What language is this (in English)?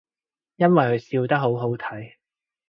Cantonese